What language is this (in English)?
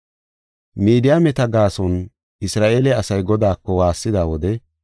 Gofa